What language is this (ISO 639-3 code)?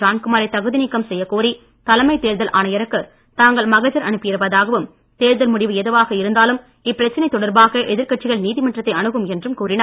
tam